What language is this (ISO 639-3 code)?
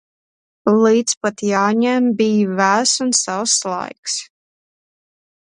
lav